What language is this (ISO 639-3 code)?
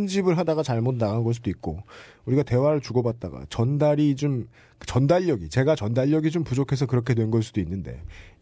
kor